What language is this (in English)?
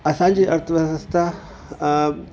Sindhi